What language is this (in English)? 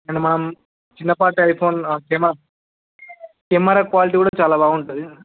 Telugu